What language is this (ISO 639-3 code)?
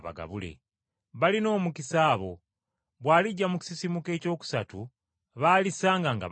lug